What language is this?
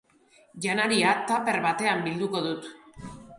Basque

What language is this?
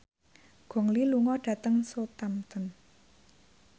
Javanese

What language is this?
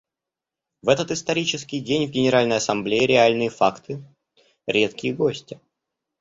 Russian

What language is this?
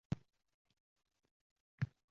Uzbek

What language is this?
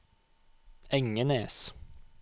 Norwegian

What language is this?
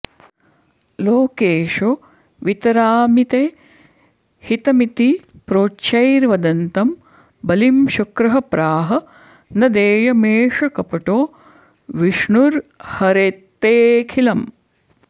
Sanskrit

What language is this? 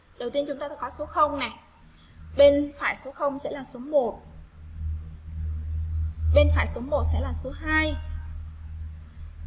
Vietnamese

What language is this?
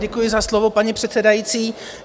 Czech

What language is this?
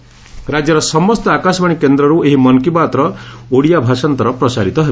Odia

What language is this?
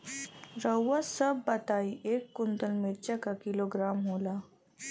Bhojpuri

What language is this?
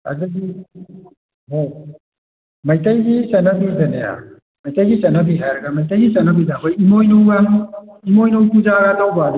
Manipuri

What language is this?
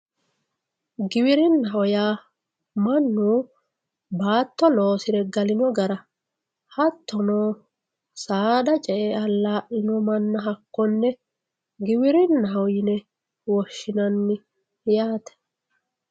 Sidamo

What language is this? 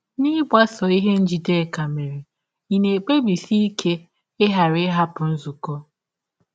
Igbo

